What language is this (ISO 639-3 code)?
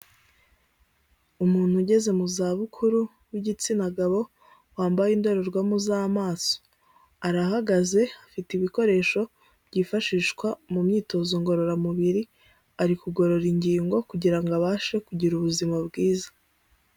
kin